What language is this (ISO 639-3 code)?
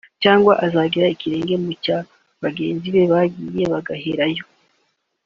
kin